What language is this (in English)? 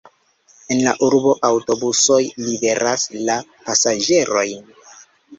Esperanto